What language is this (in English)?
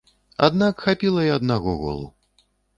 Belarusian